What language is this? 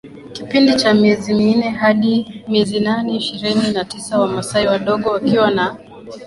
Swahili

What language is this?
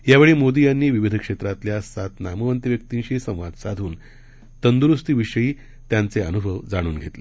Marathi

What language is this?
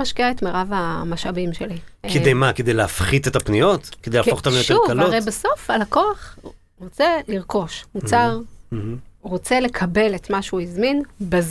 Hebrew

